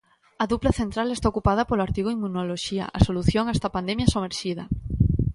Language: Galician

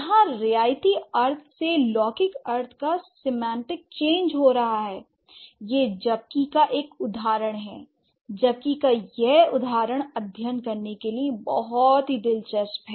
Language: Hindi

